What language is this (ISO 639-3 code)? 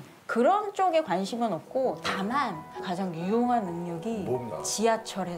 kor